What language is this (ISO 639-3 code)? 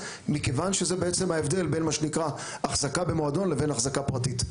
heb